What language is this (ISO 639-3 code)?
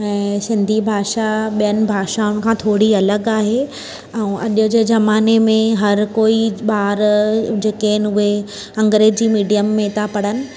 snd